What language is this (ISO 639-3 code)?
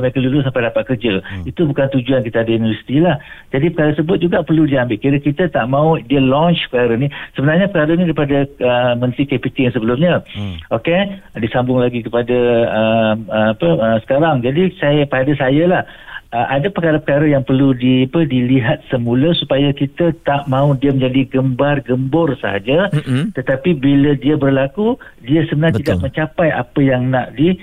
msa